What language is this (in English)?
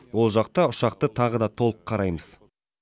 Kazakh